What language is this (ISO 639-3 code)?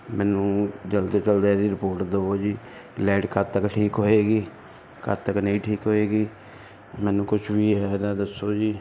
pan